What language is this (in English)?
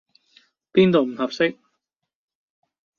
Cantonese